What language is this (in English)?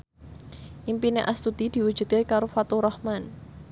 Javanese